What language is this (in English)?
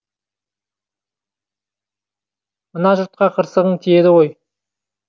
Kazakh